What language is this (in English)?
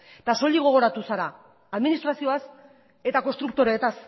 Basque